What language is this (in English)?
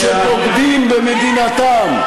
Hebrew